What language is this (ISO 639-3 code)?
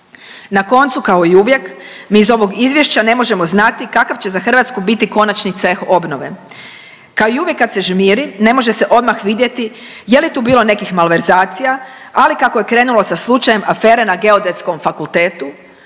hrv